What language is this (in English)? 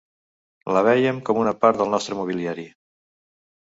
Catalan